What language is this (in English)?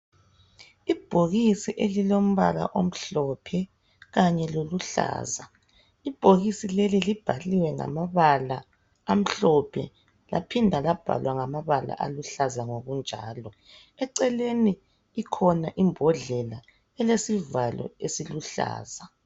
North Ndebele